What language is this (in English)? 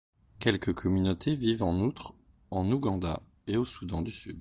French